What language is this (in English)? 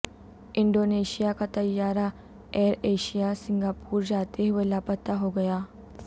Urdu